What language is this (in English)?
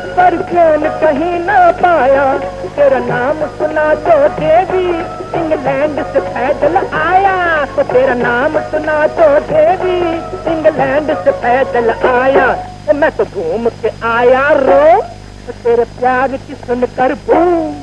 Punjabi